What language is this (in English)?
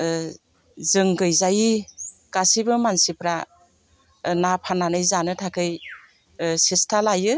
Bodo